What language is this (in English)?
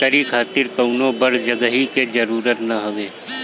Bhojpuri